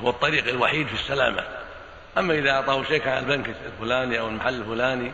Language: Arabic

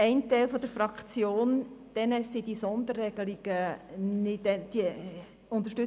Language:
Swiss German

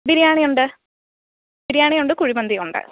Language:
Malayalam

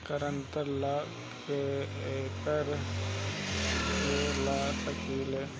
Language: Bhojpuri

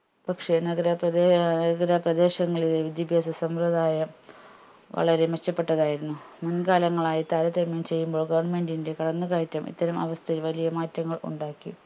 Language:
Malayalam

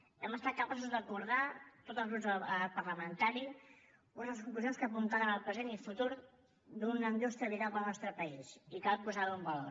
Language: Catalan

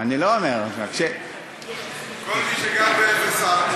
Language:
Hebrew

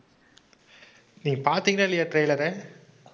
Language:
Tamil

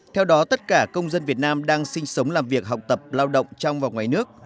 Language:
Vietnamese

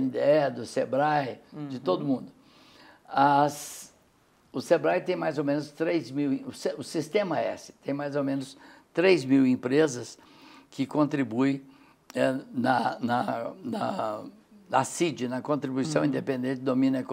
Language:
Portuguese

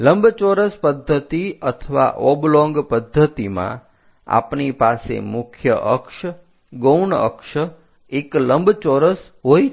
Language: Gujarati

